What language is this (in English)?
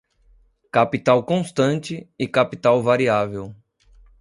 Portuguese